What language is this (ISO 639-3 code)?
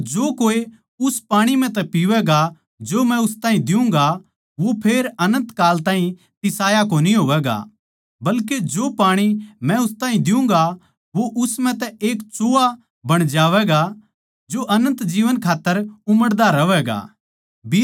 bgc